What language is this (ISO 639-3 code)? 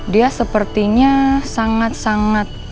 ind